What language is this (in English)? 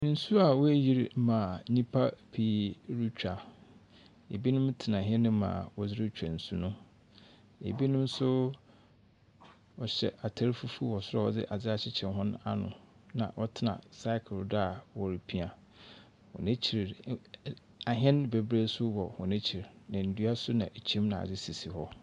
Akan